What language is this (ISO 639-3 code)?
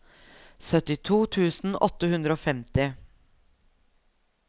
nor